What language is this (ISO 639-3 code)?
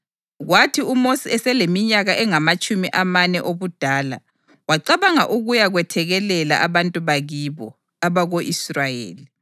nde